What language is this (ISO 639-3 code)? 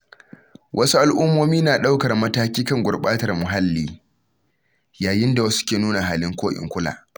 hau